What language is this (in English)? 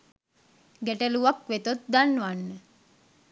Sinhala